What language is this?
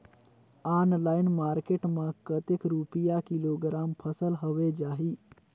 Chhattisgarhi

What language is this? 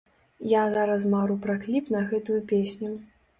Belarusian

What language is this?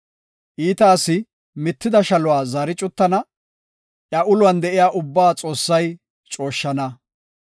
Gofa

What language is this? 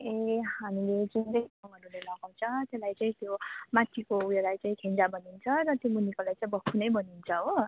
Nepali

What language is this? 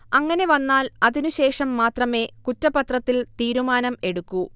Malayalam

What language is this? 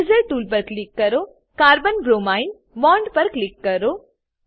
Gujarati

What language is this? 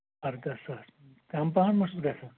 Kashmiri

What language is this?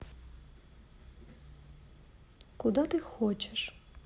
Russian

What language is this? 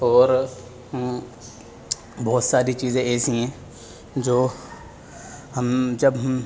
Urdu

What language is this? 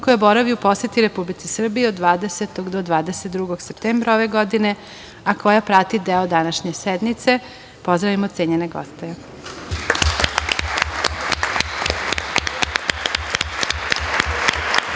Serbian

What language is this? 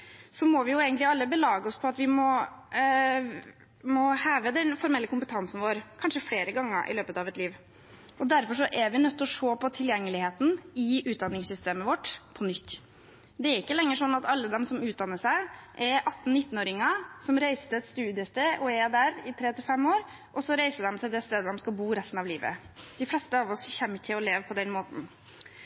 Norwegian Bokmål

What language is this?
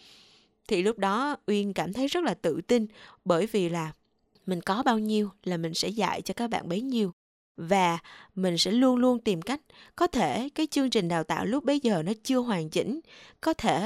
Vietnamese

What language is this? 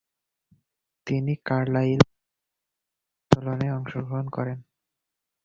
Bangla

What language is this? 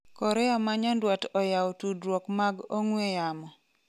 Luo (Kenya and Tanzania)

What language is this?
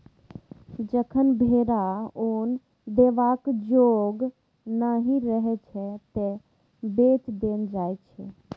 Maithili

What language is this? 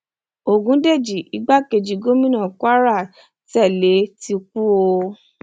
Yoruba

